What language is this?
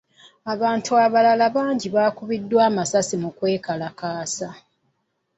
Ganda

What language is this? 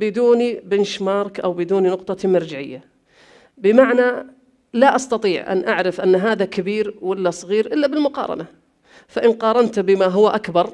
Arabic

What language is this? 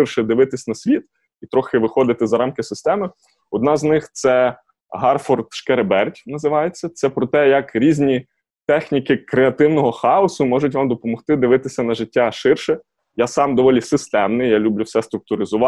Ukrainian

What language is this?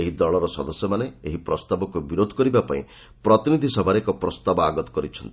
Odia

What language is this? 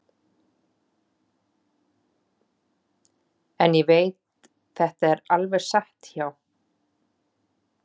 Icelandic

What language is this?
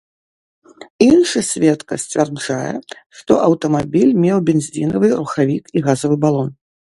Belarusian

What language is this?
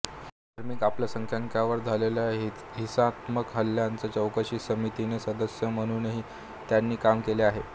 Marathi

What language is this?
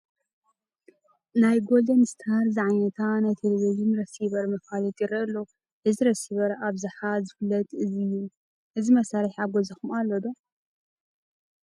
Tigrinya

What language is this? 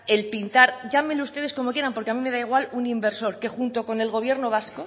Spanish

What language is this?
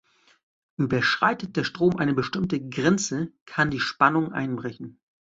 German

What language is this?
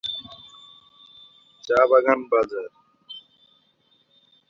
Bangla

